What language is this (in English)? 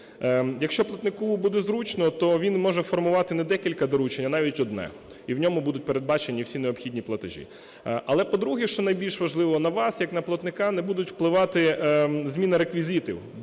Ukrainian